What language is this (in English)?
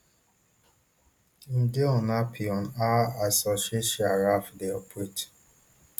Nigerian Pidgin